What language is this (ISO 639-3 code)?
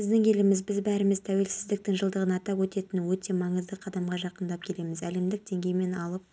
kaz